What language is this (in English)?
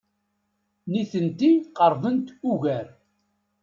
Kabyle